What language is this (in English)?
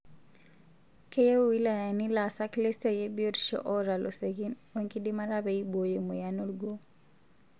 Masai